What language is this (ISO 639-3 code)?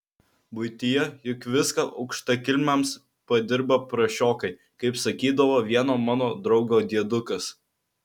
lit